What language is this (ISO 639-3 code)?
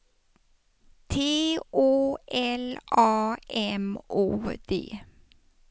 swe